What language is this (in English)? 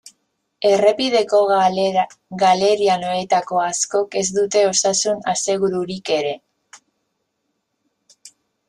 Basque